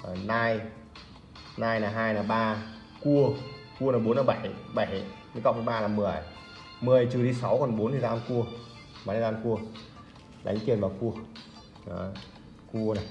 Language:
Vietnamese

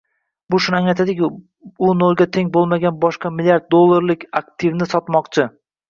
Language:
Uzbek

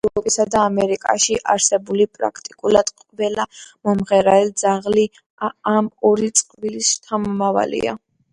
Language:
Georgian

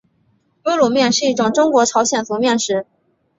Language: Chinese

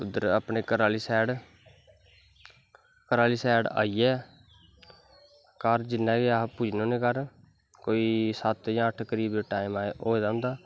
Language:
Dogri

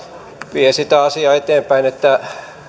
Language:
Finnish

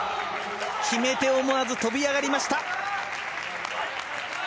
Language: Japanese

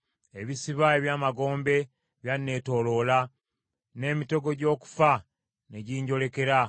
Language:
Ganda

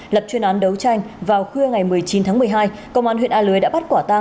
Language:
Vietnamese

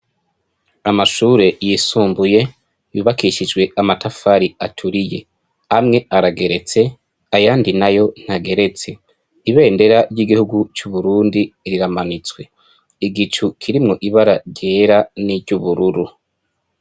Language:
Rundi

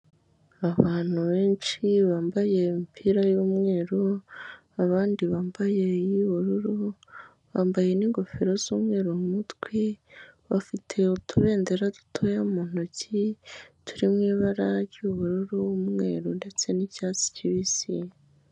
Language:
Kinyarwanda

